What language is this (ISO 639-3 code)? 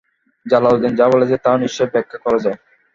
ben